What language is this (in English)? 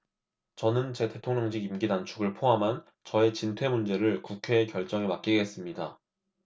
Korean